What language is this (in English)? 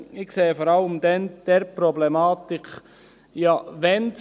Swiss German